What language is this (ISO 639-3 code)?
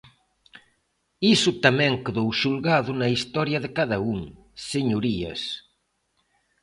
glg